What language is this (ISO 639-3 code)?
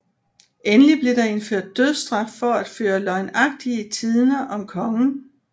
dan